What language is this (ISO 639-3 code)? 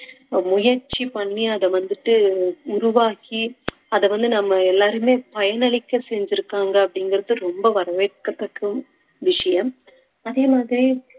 tam